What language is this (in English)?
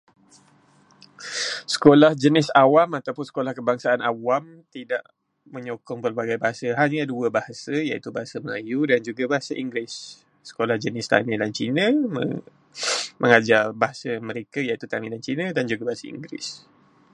Malay